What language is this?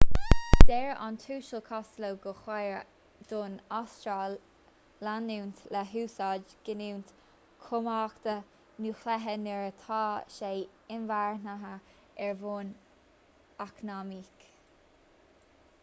Irish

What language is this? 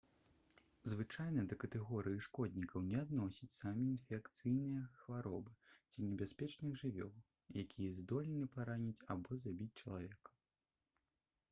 Belarusian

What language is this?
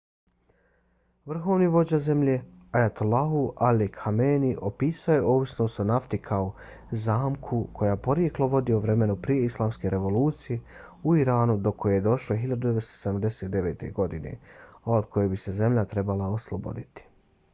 Bosnian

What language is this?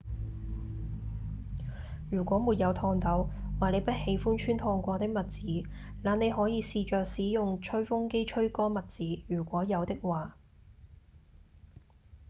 Cantonese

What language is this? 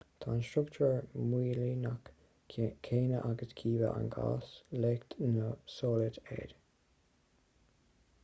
Irish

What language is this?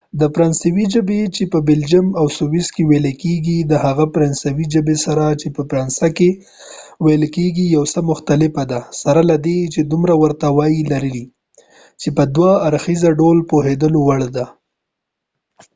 Pashto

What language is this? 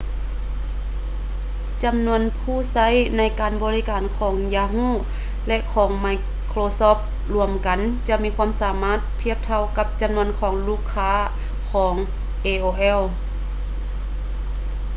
Lao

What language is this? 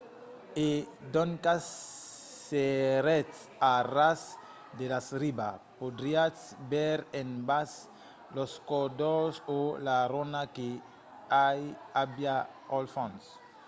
Occitan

